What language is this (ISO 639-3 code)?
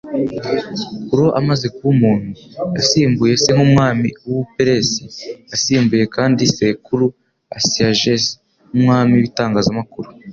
kin